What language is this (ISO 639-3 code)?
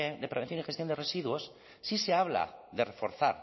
spa